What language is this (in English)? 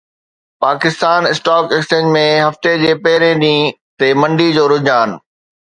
Sindhi